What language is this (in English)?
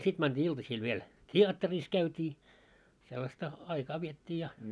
Finnish